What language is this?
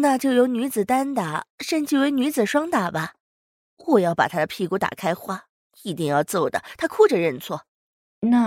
Chinese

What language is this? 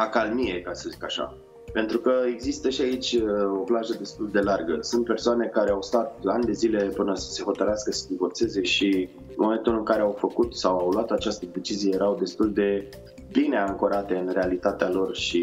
Romanian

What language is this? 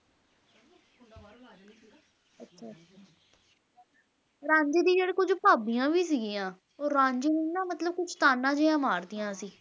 Punjabi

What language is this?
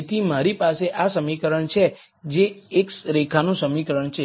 Gujarati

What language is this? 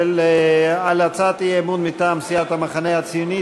Hebrew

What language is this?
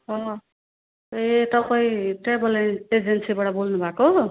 Nepali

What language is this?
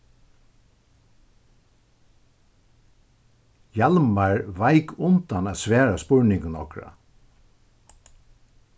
Faroese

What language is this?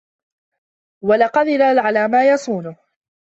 Arabic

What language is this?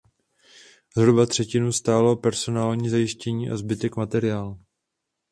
Czech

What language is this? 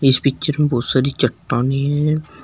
Hindi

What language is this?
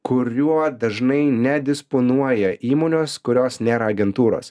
Lithuanian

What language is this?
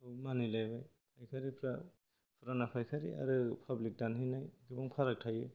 Bodo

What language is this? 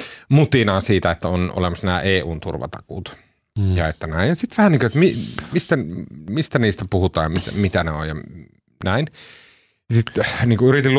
Finnish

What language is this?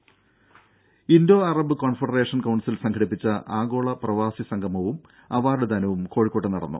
Malayalam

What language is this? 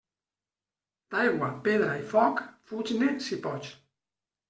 Catalan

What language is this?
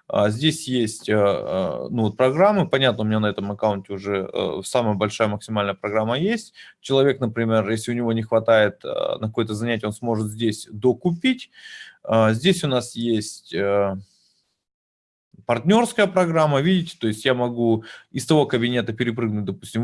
Russian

